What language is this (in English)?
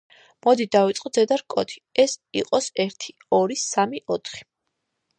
Georgian